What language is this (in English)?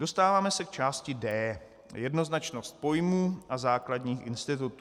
Czech